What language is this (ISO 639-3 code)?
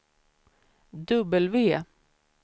swe